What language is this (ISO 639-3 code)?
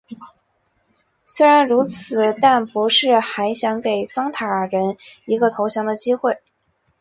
zho